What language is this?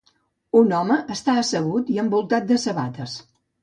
Catalan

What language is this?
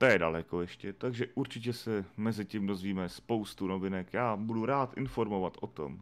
Czech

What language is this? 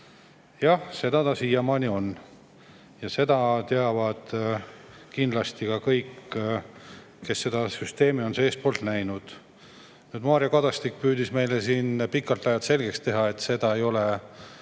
Estonian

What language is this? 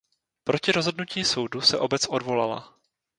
Czech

